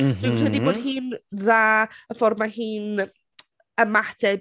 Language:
Welsh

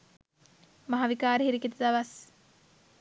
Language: Sinhala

